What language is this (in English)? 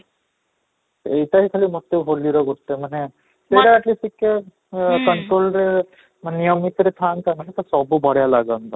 Odia